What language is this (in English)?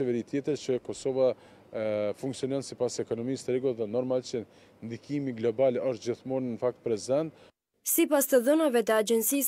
Romanian